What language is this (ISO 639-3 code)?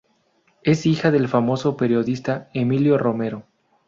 spa